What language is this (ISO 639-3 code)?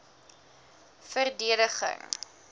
afr